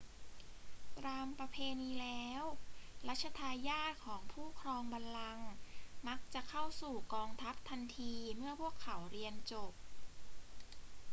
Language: Thai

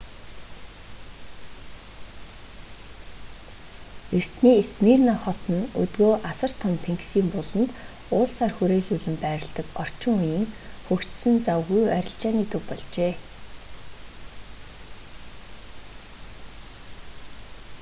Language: Mongolian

